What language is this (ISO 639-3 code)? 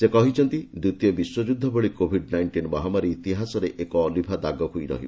ori